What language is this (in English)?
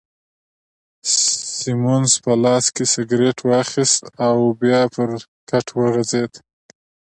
Pashto